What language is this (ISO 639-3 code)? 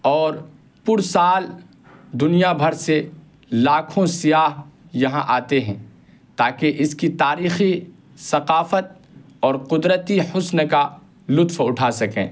urd